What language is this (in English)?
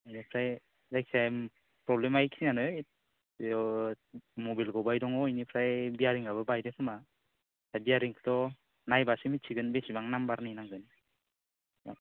Bodo